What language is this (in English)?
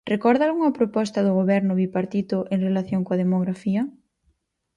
Galician